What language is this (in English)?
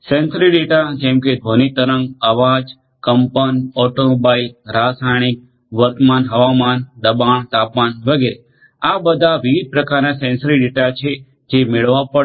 Gujarati